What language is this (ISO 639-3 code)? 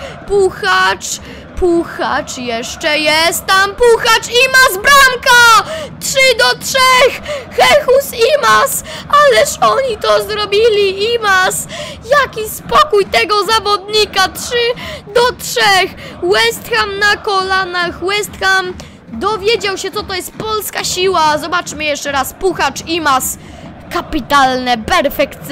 pol